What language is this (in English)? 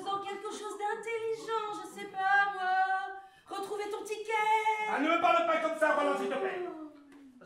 French